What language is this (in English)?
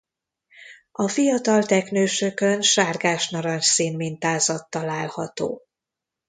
Hungarian